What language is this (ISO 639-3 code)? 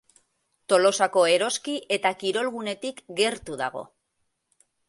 eus